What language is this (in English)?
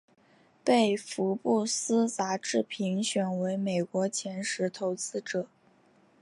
Chinese